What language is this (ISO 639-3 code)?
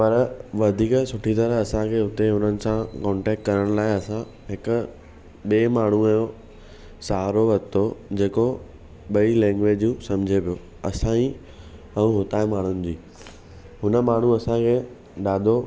snd